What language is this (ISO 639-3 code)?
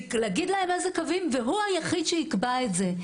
heb